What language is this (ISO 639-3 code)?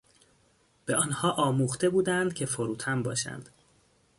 fas